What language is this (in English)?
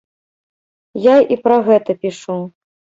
Belarusian